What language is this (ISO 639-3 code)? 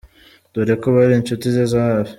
kin